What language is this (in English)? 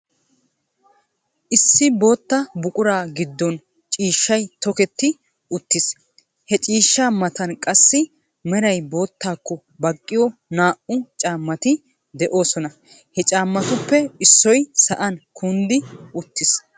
Wolaytta